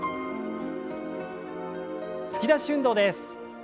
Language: Japanese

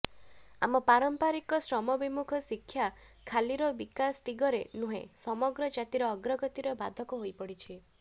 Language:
Odia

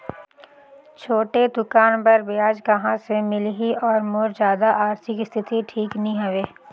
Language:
Chhattisgarhi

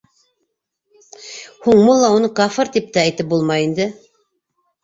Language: Bashkir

